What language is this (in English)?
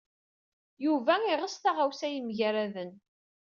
Kabyle